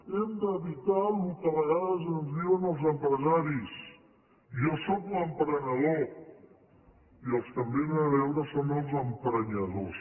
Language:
Catalan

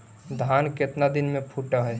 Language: Magahi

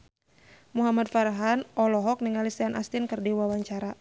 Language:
Sundanese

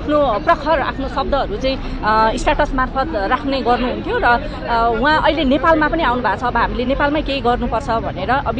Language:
Thai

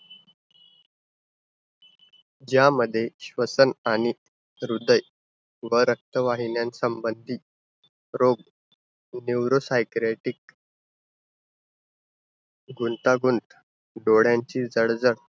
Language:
Marathi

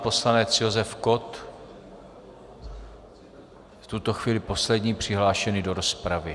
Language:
Czech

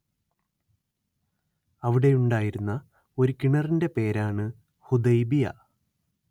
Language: Malayalam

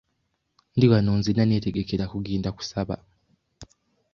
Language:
Ganda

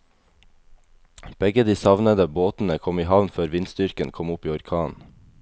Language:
Norwegian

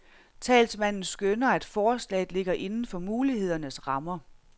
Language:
Danish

